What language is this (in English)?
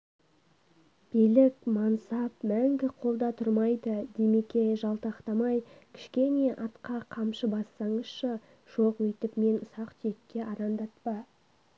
Kazakh